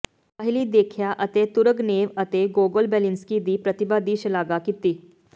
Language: Punjabi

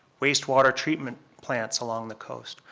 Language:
English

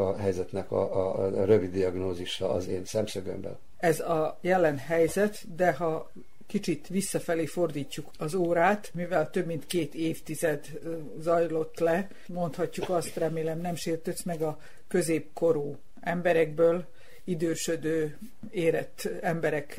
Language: Hungarian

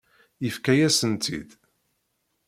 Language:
Kabyle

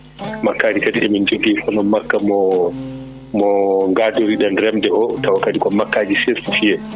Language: Fula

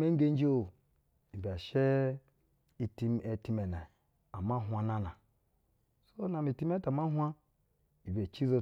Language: Basa (Nigeria)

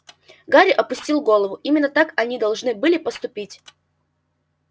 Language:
Russian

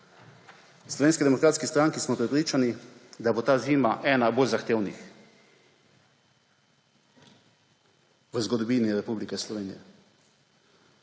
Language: Slovenian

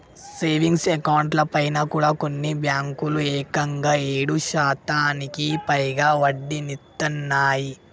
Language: Telugu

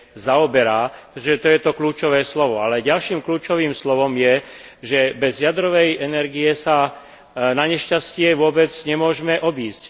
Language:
Slovak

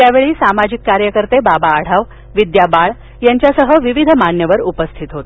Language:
Marathi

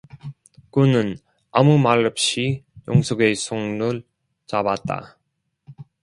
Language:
Korean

